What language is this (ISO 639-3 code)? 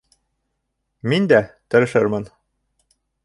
bak